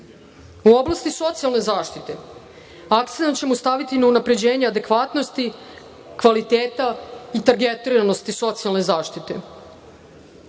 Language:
Serbian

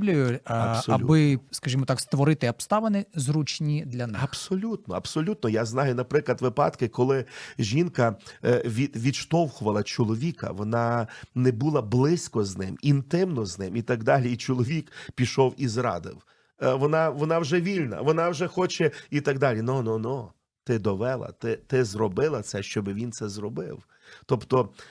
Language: Ukrainian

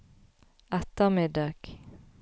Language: Norwegian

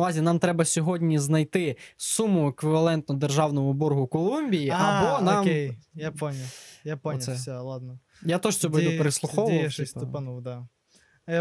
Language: Ukrainian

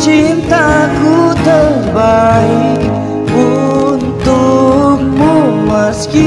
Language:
Indonesian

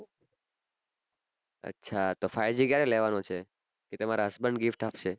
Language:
Gujarati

